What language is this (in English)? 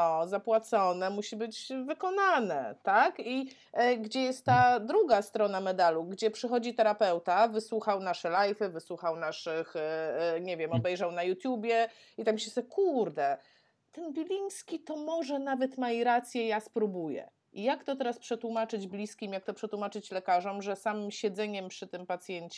Polish